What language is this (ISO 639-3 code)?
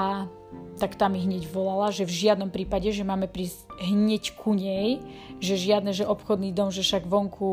slk